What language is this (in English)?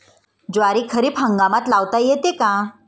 Marathi